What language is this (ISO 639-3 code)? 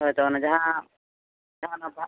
sat